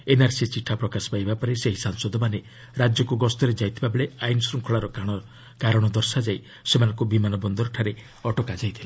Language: Odia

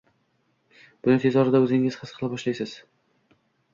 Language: Uzbek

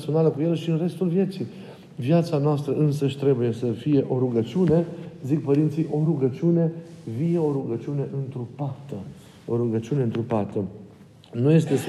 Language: Romanian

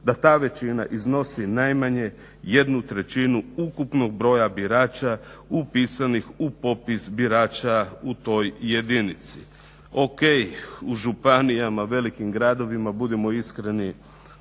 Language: Croatian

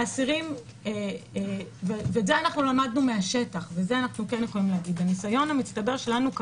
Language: Hebrew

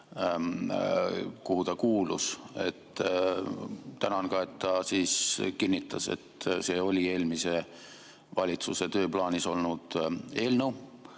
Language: Estonian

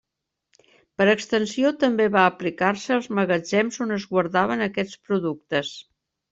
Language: Catalan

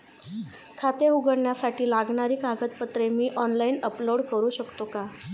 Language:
Marathi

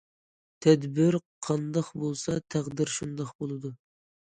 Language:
Uyghur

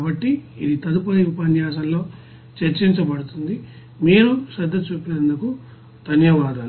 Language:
Telugu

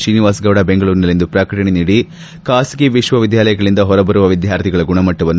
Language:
Kannada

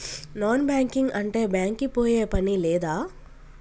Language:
Telugu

